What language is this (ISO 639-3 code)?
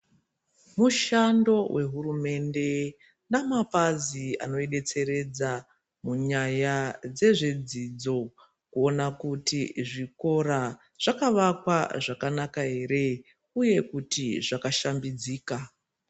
ndc